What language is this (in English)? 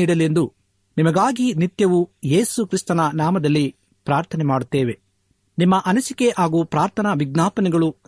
Kannada